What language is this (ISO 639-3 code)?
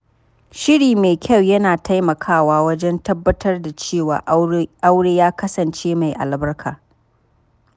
hau